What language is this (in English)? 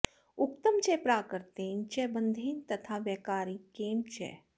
Sanskrit